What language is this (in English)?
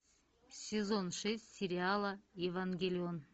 Russian